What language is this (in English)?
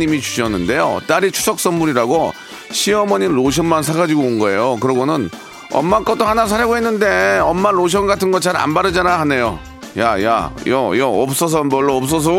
Korean